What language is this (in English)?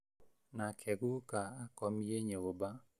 Kikuyu